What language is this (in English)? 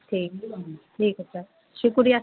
Urdu